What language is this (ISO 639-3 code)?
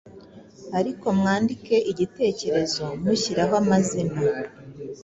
kin